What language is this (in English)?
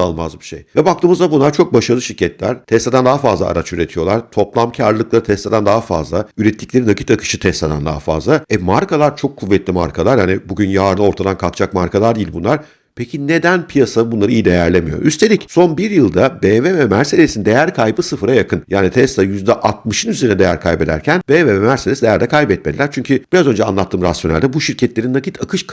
Turkish